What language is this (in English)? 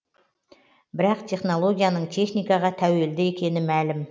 Kazakh